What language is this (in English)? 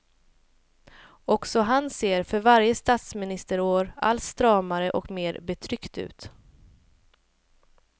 Swedish